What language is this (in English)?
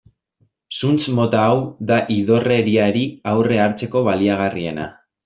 Basque